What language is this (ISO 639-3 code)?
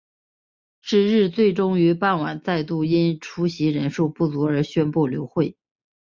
zho